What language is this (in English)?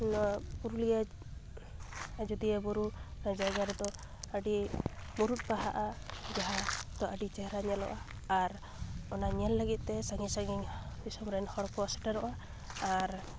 Santali